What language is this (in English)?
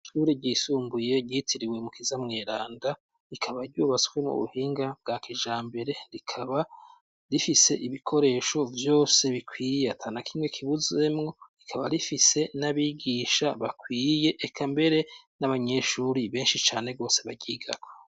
Rundi